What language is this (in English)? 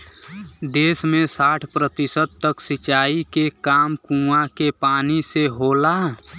Bhojpuri